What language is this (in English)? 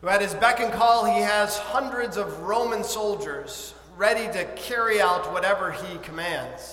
English